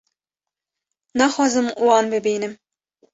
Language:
Kurdish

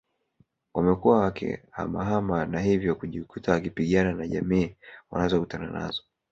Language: Swahili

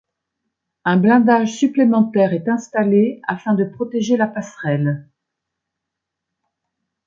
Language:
French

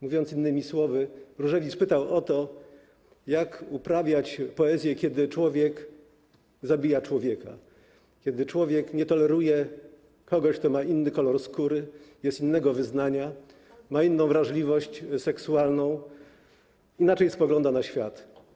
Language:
Polish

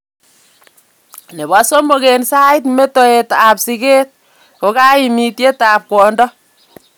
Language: Kalenjin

